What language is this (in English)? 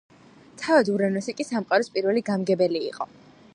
Georgian